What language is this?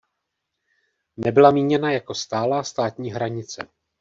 Czech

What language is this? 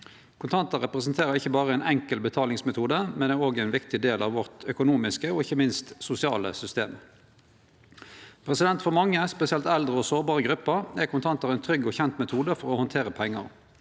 Norwegian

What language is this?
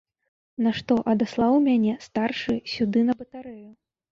Belarusian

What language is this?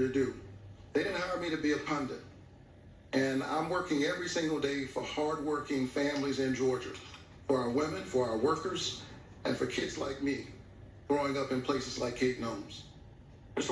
English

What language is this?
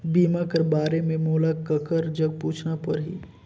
Chhattisgarhi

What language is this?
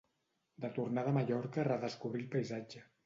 Catalan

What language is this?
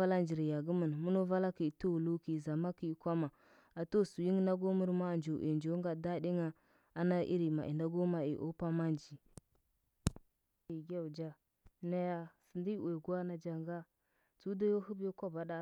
Huba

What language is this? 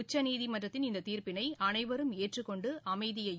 Tamil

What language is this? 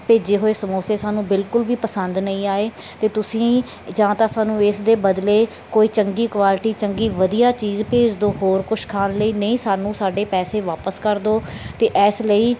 Punjabi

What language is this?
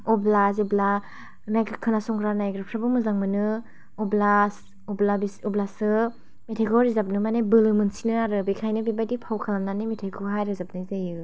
Bodo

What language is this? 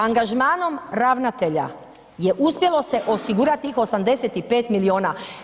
Croatian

